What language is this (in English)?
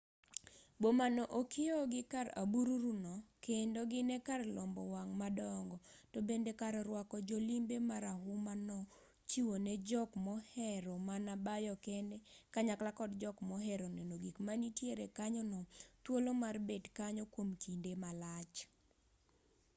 Luo (Kenya and Tanzania)